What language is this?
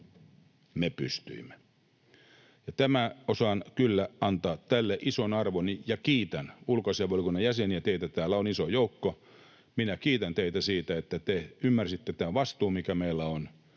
Finnish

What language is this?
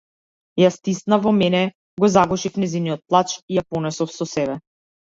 Macedonian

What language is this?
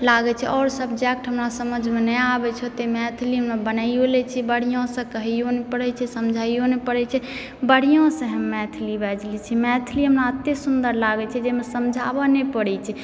Maithili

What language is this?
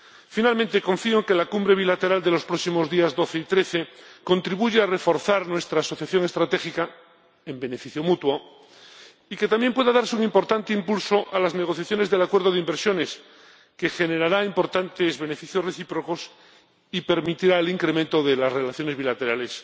Spanish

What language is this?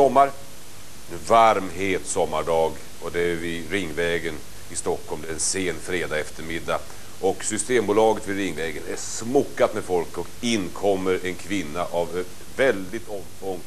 Swedish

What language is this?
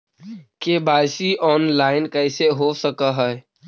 Magahi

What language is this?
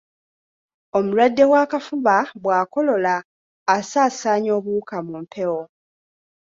Ganda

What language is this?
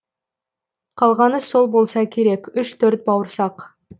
Kazakh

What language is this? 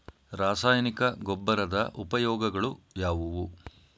Kannada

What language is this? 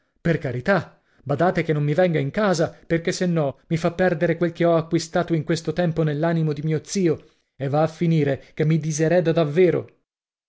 Italian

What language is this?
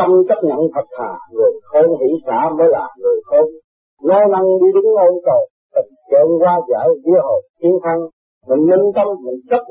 Vietnamese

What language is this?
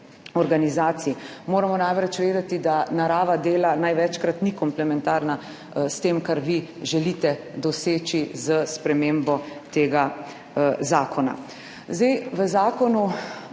Slovenian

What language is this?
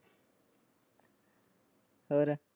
Punjabi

